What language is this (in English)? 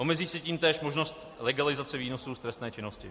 Czech